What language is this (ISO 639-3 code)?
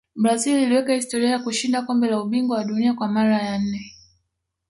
swa